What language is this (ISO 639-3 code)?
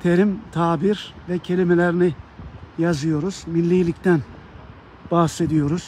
tur